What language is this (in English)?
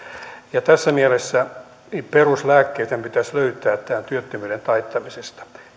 Finnish